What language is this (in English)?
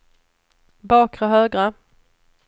Swedish